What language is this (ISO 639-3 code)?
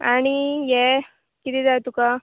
kok